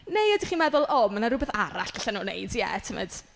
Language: Welsh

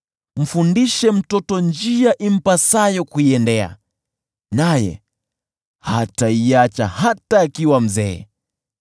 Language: Swahili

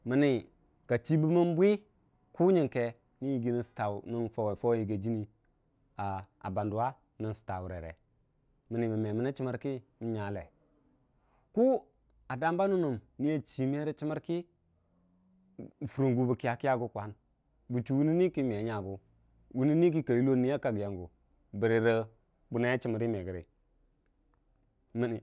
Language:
Dijim-Bwilim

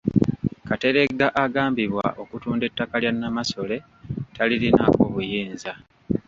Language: Ganda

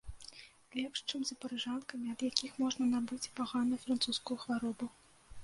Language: Belarusian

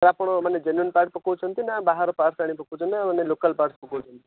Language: Odia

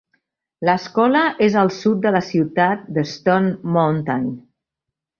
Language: Catalan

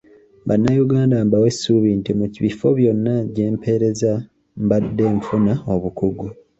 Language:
Ganda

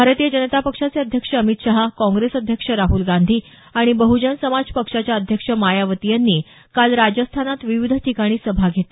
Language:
Marathi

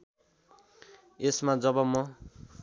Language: Nepali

